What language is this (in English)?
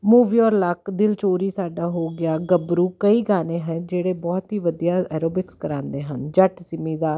Punjabi